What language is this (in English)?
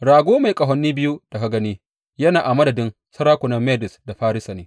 Hausa